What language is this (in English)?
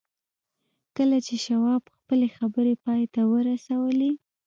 Pashto